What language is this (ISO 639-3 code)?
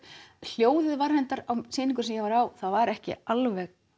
isl